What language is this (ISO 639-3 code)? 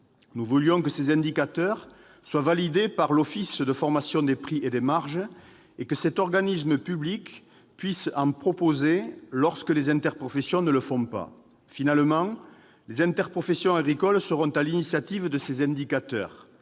fra